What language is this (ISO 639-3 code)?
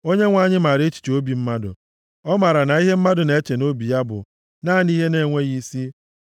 ibo